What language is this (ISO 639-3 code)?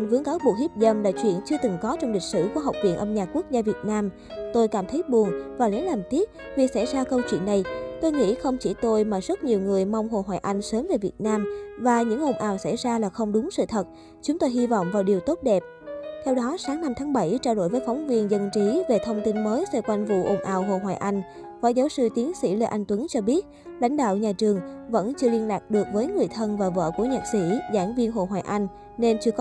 vie